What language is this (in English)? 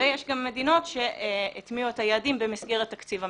Hebrew